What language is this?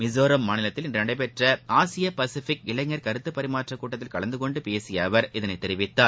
Tamil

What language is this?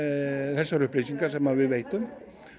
Icelandic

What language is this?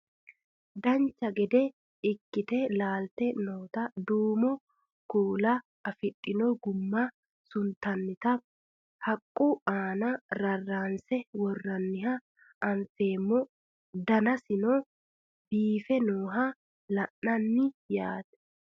Sidamo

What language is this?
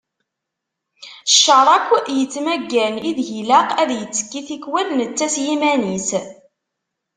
Kabyle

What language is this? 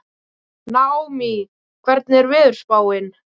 Icelandic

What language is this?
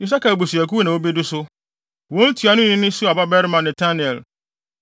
Akan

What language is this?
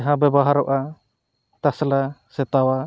Santali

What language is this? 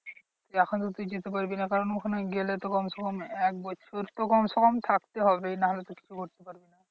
Bangla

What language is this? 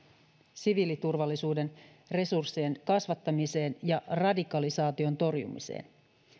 Finnish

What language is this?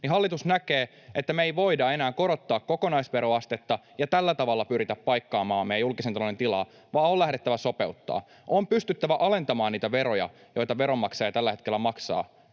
Finnish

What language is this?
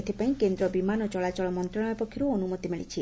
Odia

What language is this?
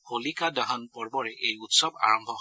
Assamese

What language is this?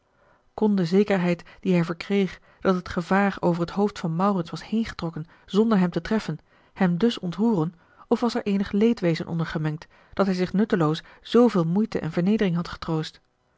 Dutch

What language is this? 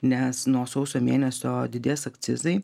Lithuanian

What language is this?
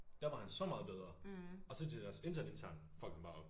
Danish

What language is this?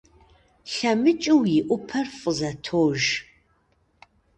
Kabardian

